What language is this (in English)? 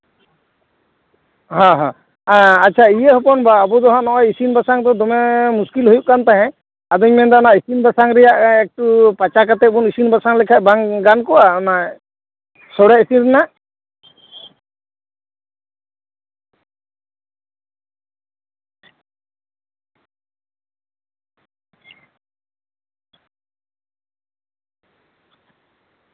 Santali